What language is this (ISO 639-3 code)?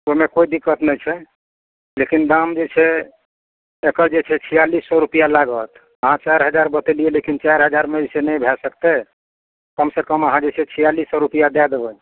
mai